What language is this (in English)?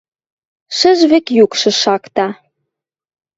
Western Mari